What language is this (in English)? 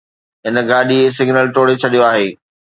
Sindhi